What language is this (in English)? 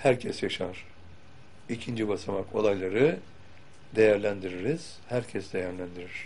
Turkish